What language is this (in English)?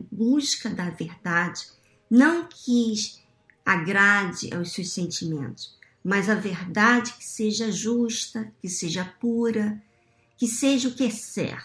Portuguese